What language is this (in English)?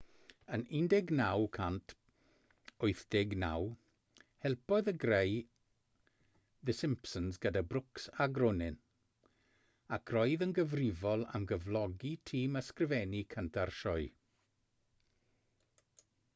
Welsh